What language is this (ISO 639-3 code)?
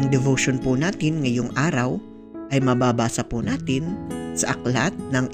fil